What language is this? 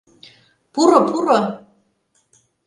Mari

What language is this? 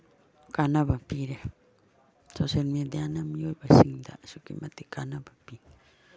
Manipuri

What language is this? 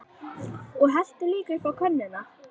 Icelandic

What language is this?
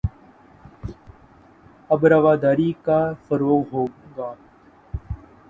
Urdu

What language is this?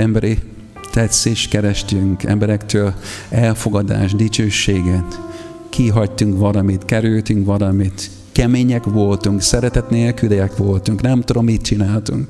Hungarian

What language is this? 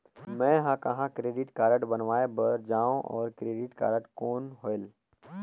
Chhattisgarhi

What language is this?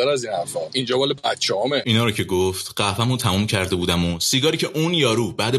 Persian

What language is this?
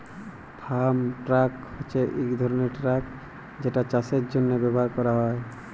Bangla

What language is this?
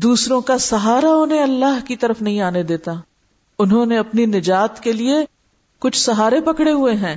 Urdu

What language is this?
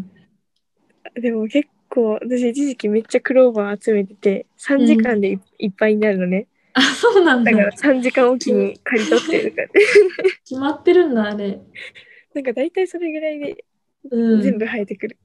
Japanese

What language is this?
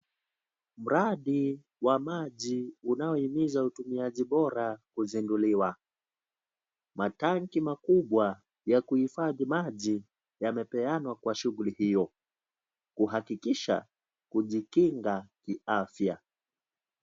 Swahili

